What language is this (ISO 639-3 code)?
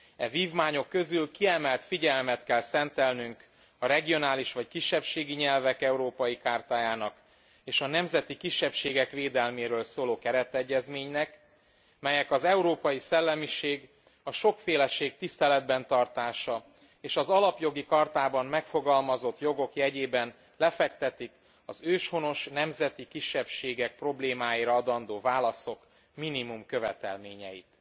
hun